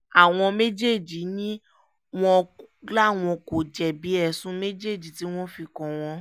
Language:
Yoruba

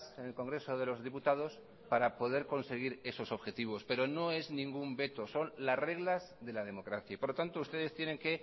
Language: Spanish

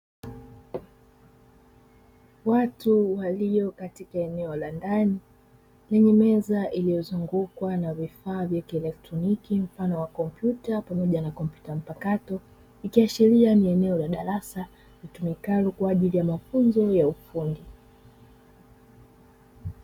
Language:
Swahili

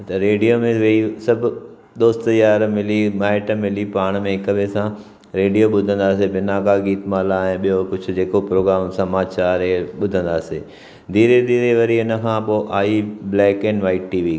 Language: Sindhi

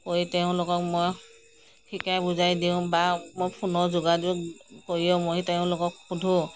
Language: Assamese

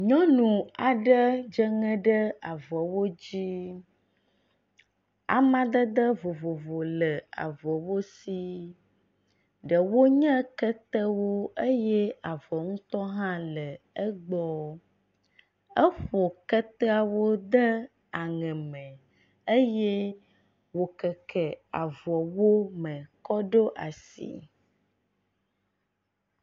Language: Ewe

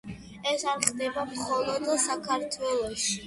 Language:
Georgian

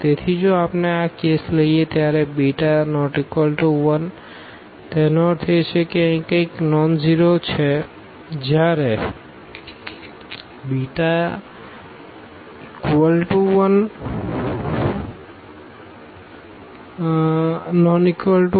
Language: Gujarati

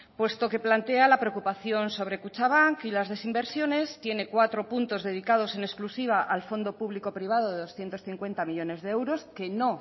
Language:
Spanish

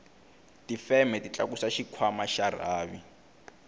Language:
Tsonga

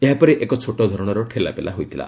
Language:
Odia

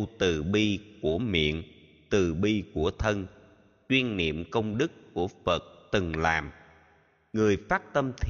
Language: Vietnamese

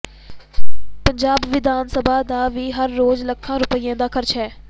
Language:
Punjabi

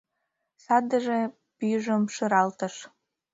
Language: Mari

